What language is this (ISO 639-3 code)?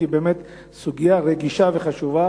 heb